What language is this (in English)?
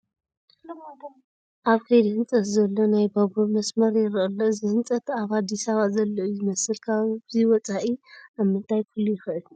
Tigrinya